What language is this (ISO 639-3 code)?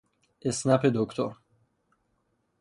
fas